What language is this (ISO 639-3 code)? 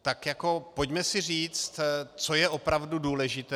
ces